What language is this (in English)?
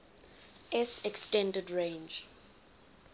English